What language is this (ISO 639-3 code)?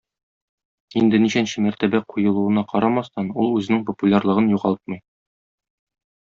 tat